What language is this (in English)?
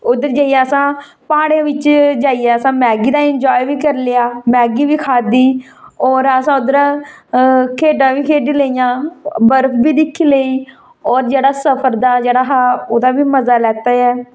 Dogri